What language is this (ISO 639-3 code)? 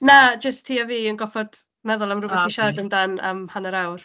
cym